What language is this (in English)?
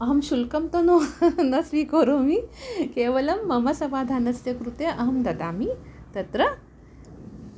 Sanskrit